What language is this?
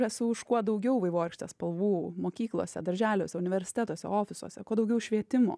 Lithuanian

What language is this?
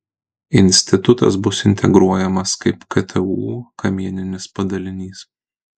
Lithuanian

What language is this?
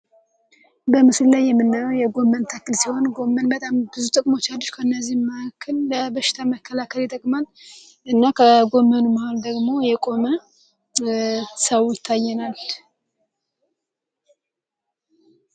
Amharic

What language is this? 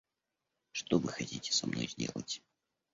Russian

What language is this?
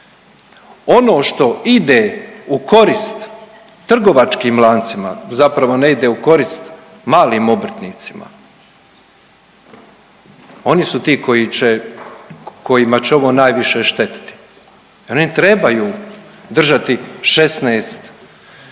Croatian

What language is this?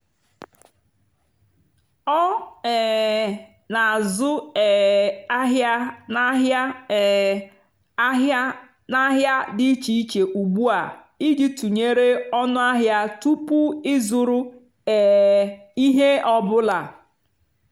Igbo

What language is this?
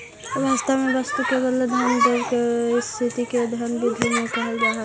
Magahi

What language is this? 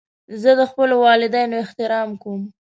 Pashto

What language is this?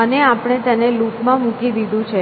Gujarati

